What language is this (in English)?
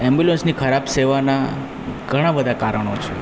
Gujarati